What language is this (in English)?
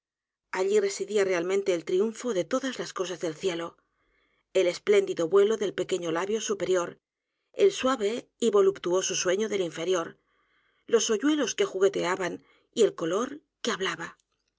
Spanish